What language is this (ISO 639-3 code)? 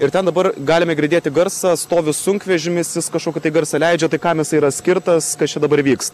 lit